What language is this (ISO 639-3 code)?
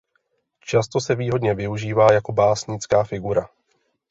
ces